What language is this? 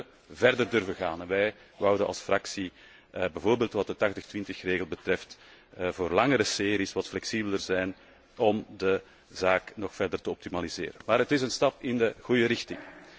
Dutch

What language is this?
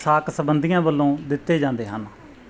Punjabi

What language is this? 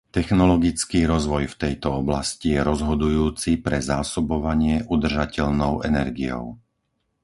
Slovak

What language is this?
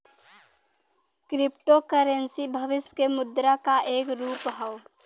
Bhojpuri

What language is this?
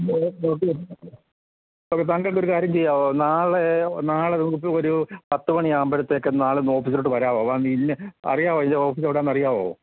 Malayalam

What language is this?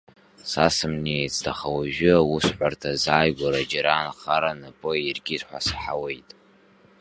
Abkhazian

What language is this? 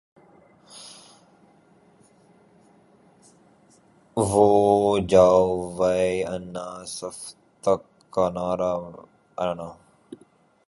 Urdu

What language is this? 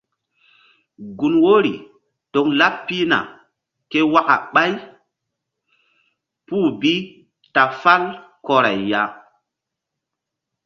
Mbum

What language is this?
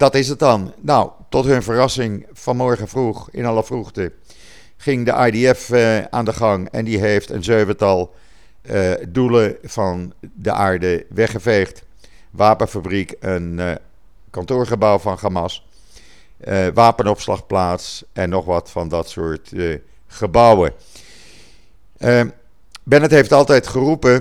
Dutch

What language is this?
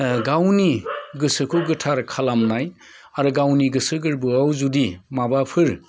Bodo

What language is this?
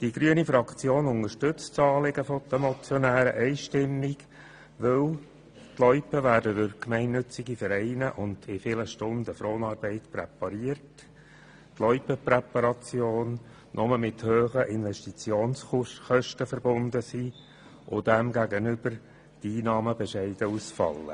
Swiss German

